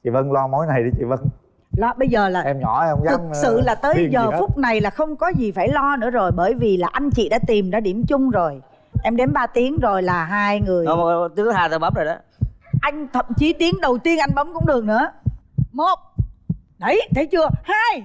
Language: Vietnamese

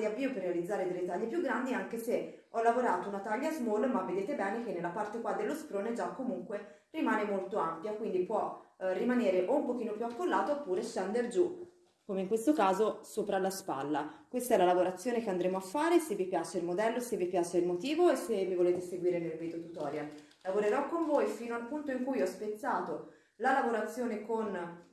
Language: Italian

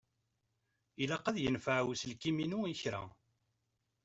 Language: Kabyle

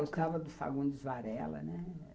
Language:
Portuguese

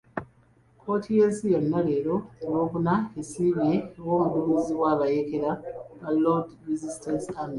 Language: Ganda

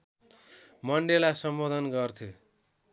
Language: Nepali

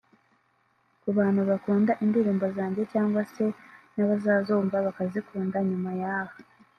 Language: Kinyarwanda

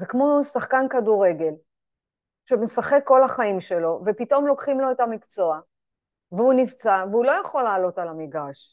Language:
Hebrew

